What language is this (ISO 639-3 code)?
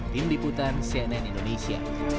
ind